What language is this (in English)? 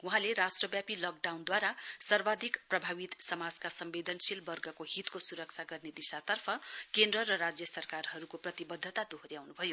Nepali